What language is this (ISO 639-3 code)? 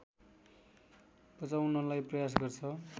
nep